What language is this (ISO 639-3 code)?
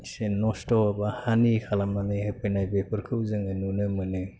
brx